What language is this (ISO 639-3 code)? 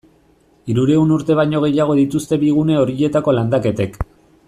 eus